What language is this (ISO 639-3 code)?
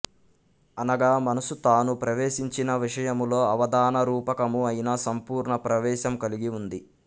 tel